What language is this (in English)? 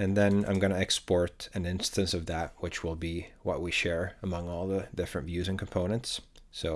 English